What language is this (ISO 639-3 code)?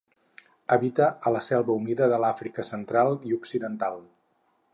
cat